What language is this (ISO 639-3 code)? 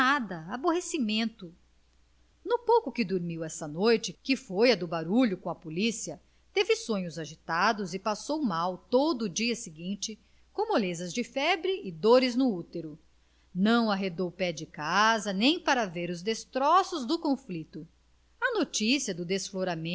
por